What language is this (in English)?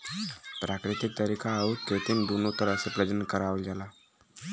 Bhojpuri